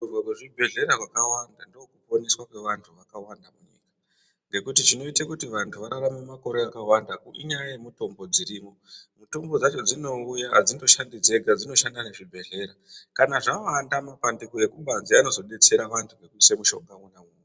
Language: Ndau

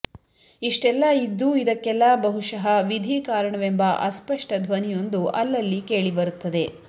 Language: Kannada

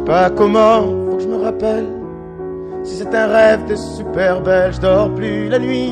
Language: Italian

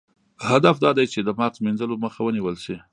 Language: Pashto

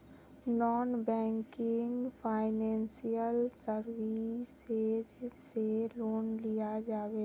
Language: Magahi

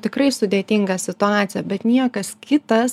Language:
Lithuanian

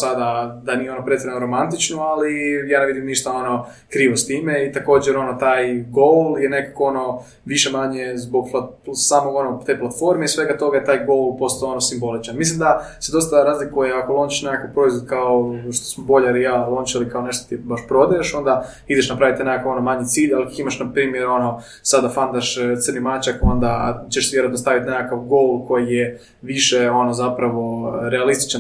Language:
Croatian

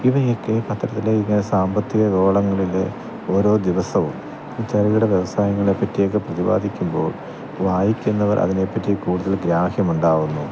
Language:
Malayalam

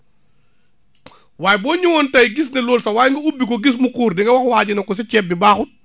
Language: Wolof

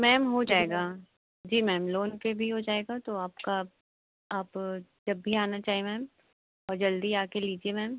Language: Hindi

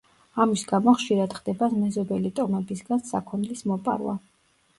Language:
Georgian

